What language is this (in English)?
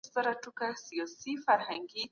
Pashto